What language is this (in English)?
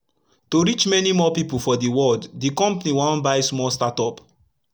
Nigerian Pidgin